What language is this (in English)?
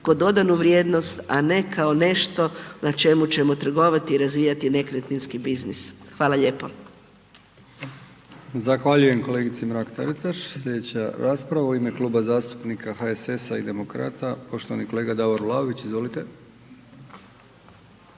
Croatian